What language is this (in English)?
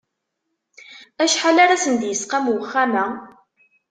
Kabyle